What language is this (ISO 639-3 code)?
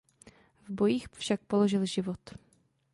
ces